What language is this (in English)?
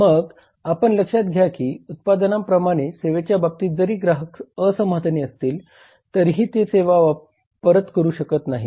Marathi